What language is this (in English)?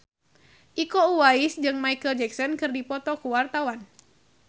Sundanese